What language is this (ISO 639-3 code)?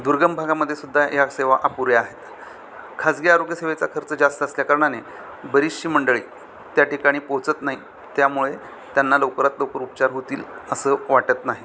mar